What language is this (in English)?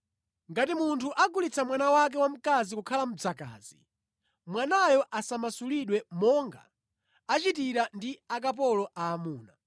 Nyanja